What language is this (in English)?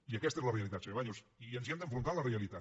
Catalan